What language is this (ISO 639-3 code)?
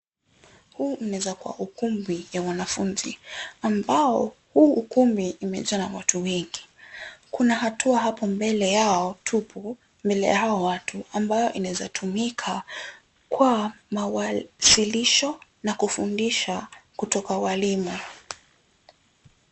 swa